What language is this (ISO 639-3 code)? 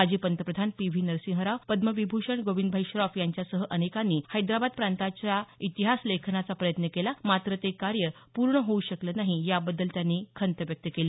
mar